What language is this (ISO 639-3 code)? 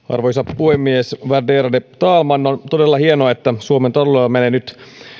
fin